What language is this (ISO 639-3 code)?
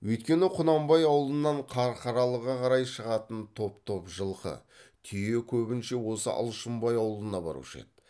kaz